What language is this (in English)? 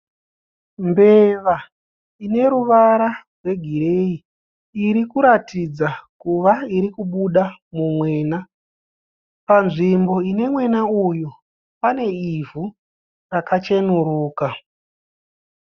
Shona